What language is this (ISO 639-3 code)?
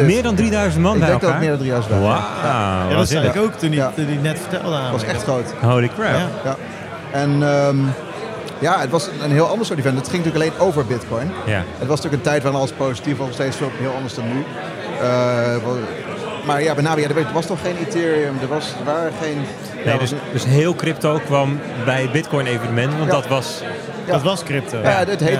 nld